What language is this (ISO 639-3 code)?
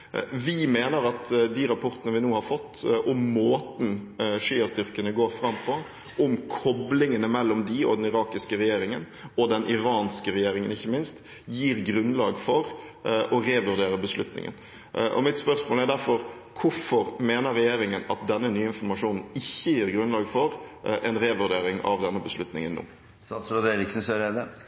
nob